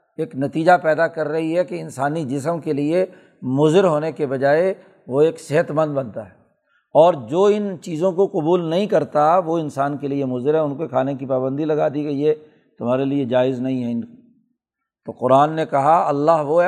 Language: Urdu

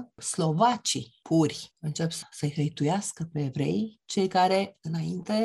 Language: Romanian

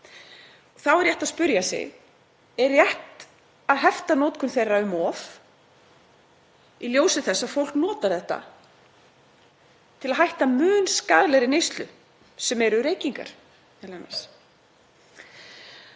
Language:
Icelandic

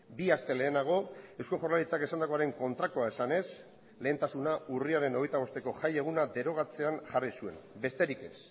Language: Basque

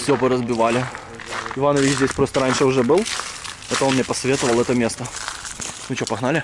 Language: Russian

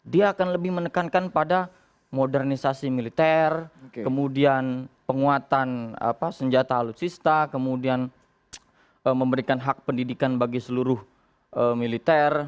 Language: Indonesian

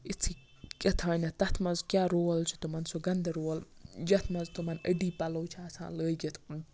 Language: Kashmiri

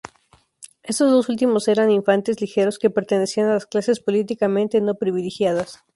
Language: Spanish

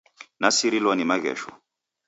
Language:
Taita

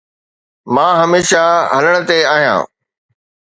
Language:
Sindhi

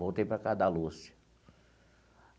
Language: Portuguese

